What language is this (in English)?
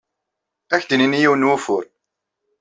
Kabyle